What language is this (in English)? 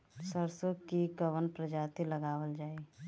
Bhojpuri